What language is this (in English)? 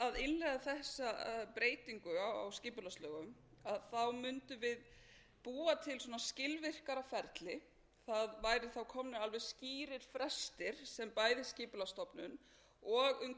Icelandic